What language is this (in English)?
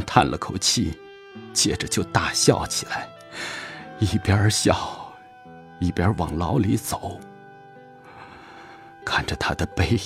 Chinese